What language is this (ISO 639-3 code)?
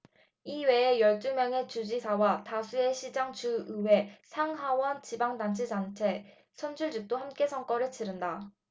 kor